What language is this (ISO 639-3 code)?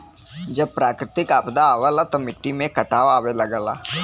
bho